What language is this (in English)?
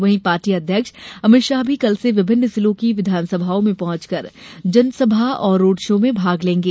Hindi